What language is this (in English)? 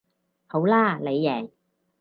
Cantonese